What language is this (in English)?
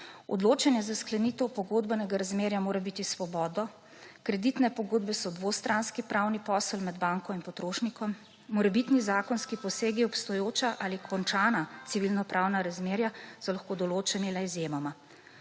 Slovenian